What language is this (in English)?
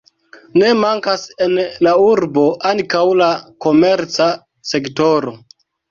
Esperanto